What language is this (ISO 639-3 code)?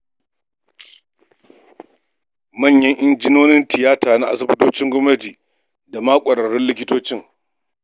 hau